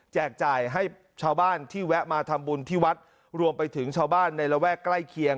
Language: Thai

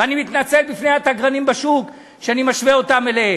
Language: Hebrew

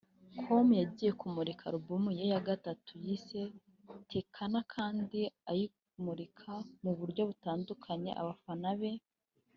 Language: Kinyarwanda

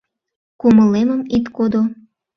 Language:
Mari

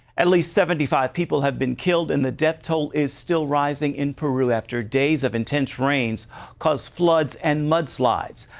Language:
English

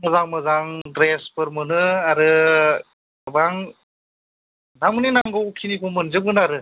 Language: Bodo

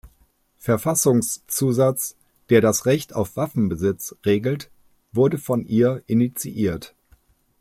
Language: German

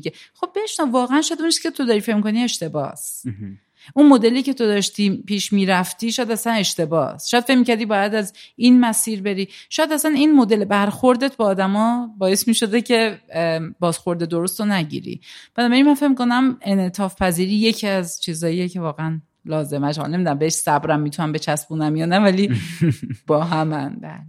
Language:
Persian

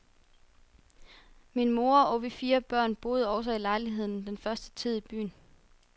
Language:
Danish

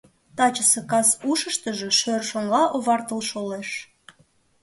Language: Mari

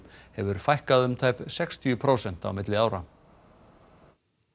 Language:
Icelandic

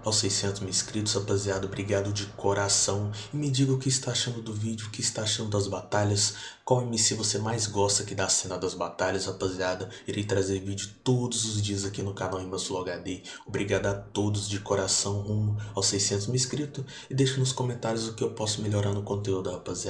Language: Portuguese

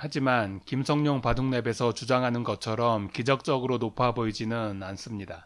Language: Korean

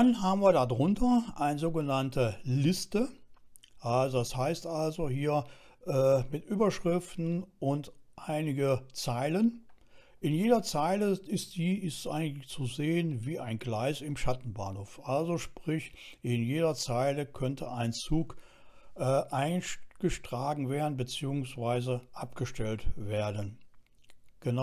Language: German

